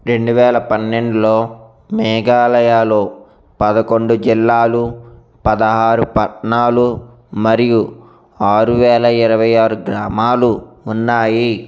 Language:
Telugu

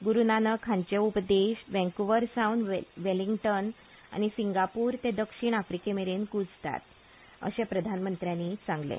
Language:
Konkani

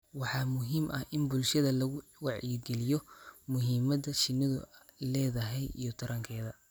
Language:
Somali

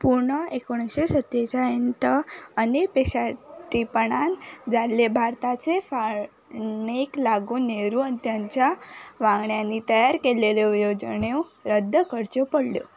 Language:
Konkani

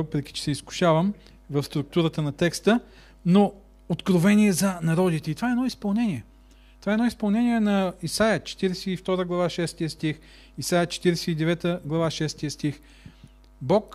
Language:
Bulgarian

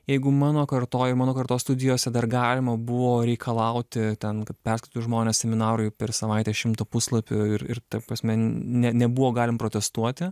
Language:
Lithuanian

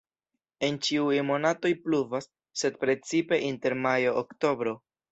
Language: Esperanto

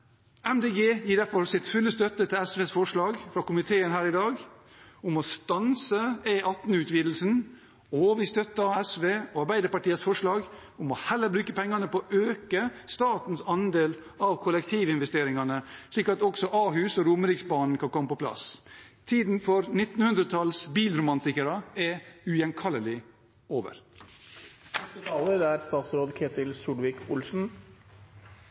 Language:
Norwegian Bokmål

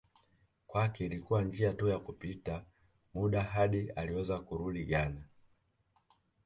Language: Swahili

